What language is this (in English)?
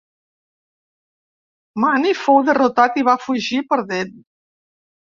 Catalan